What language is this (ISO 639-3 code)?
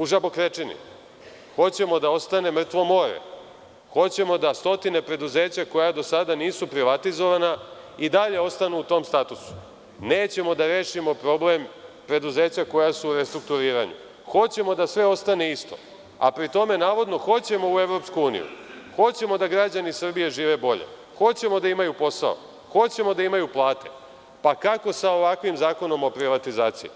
srp